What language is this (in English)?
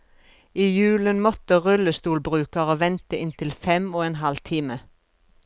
Norwegian